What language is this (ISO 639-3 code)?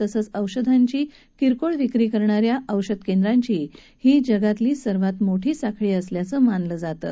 mar